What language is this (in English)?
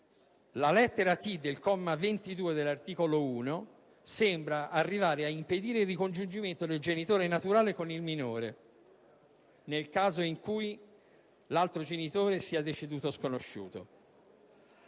Italian